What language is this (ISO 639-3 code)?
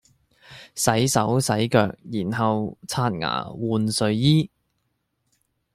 yue